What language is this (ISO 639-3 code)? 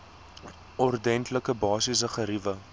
afr